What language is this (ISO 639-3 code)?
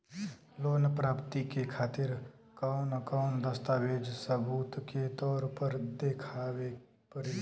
bho